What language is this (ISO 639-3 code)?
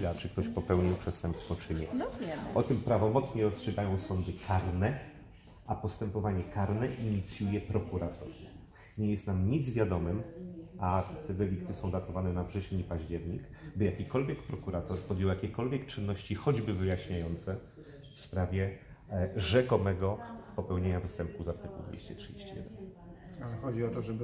pol